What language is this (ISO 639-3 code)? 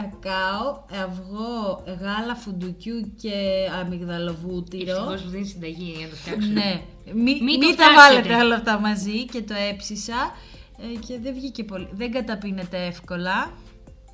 ell